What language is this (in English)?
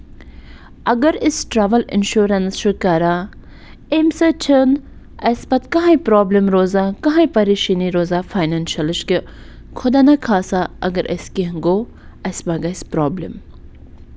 Kashmiri